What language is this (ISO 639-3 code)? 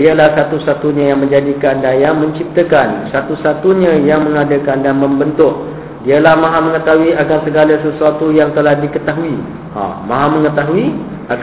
msa